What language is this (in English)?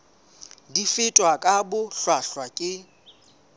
Southern Sotho